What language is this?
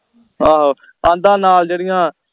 Punjabi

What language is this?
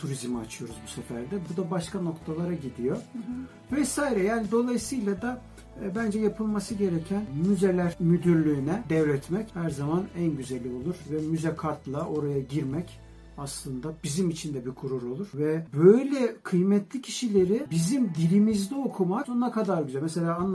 Turkish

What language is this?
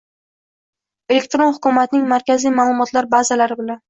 Uzbek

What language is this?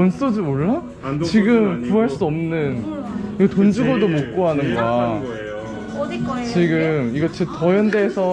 Korean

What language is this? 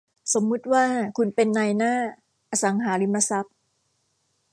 Thai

